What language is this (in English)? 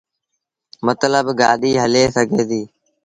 Sindhi Bhil